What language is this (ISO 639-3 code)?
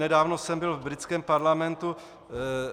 ces